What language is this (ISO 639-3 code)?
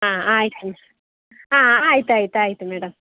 kan